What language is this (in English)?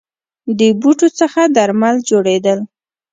Pashto